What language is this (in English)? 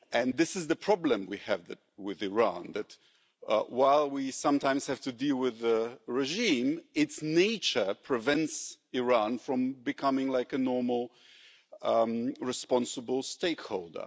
English